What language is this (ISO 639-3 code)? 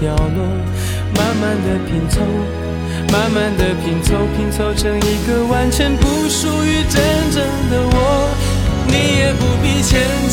zho